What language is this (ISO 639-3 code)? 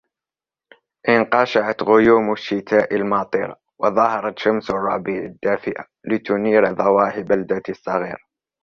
ara